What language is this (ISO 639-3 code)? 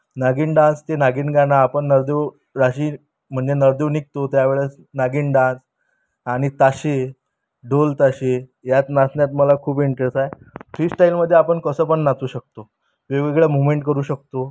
mar